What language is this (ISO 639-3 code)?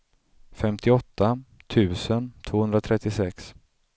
swe